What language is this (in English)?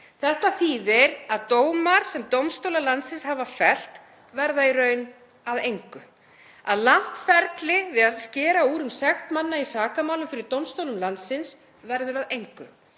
Icelandic